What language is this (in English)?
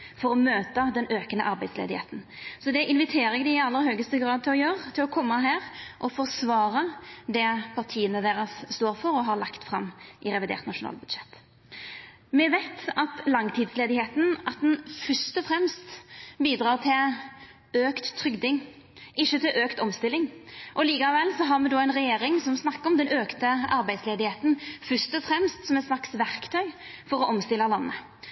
Norwegian Nynorsk